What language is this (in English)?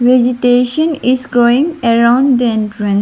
English